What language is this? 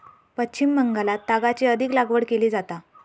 Marathi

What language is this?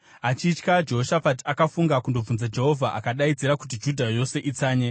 Shona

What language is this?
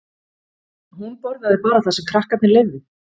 Icelandic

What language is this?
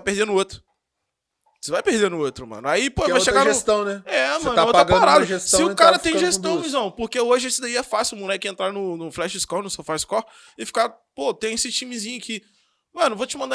Portuguese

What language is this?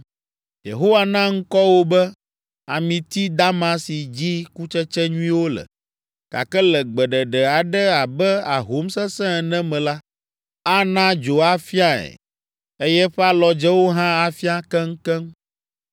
Ewe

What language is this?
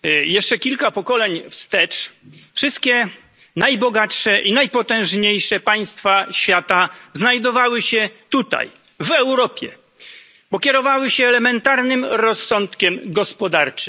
Polish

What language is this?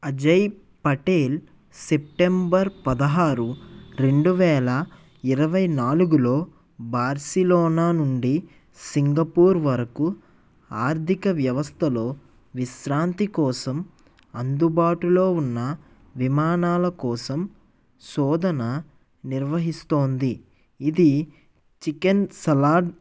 Telugu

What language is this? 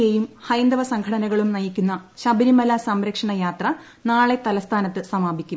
Malayalam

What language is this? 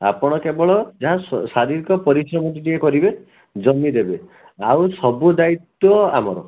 Odia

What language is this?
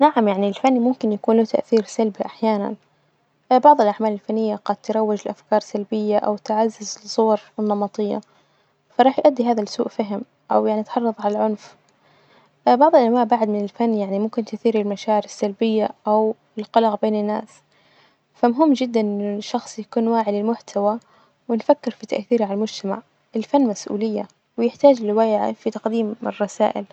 Najdi Arabic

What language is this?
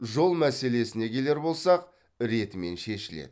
Kazakh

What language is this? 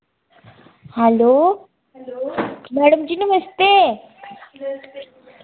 Dogri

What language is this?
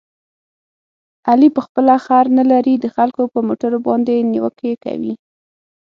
Pashto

